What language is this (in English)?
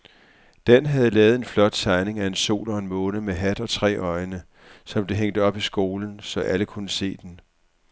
Danish